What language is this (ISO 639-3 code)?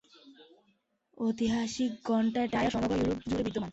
ben